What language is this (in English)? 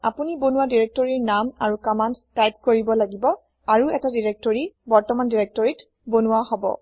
Assamese